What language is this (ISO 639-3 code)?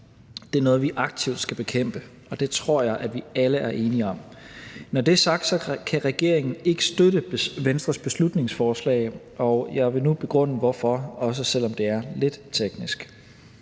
dan